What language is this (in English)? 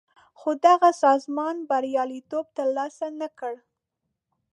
Pashto